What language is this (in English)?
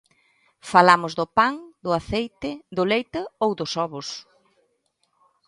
Galician